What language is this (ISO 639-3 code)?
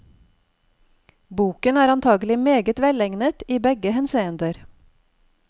nor